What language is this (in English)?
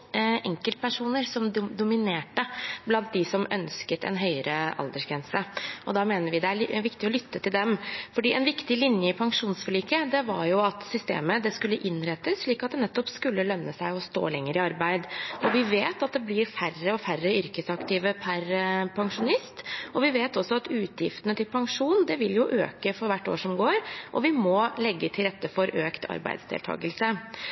Norwegian Bokmål